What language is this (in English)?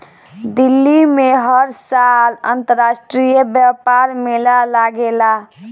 Bhojpuri